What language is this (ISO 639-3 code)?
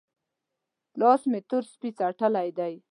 pus